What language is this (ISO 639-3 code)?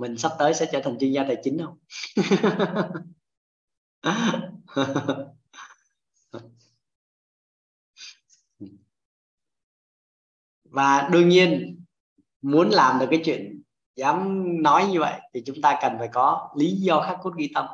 vie